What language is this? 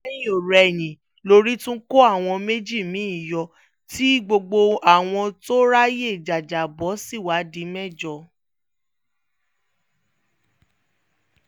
Yoruba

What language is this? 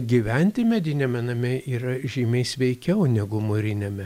Lithuanian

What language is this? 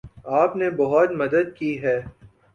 Urdu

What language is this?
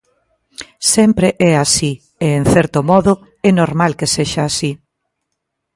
Galician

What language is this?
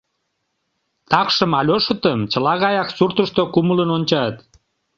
Mari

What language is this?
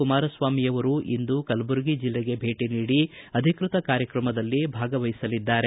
Kannada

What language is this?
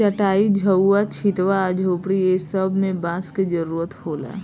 Bhojpuri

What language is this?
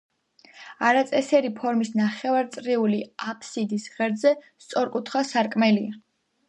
Georgian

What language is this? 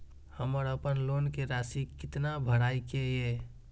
Maithili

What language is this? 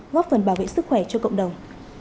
Vietnamese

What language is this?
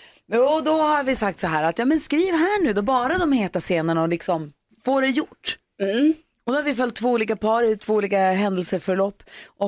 Swedish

